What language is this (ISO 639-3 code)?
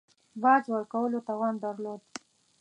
pus